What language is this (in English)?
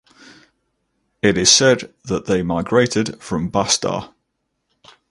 English